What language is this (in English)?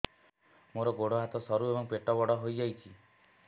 Odia